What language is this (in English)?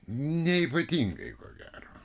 Lithuanian